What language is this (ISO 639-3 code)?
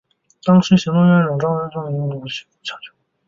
zho